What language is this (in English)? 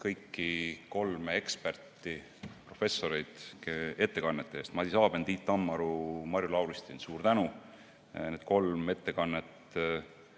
Estonian